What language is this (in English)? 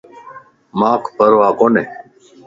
Lasi